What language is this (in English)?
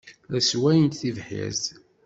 Kabyle